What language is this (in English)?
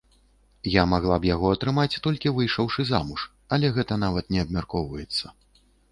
Belarusian